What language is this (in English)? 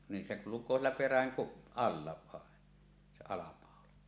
Finnish